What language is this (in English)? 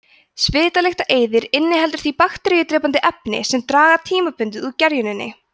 Icelandic